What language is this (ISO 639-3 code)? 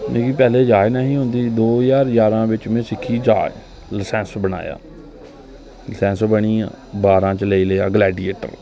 doi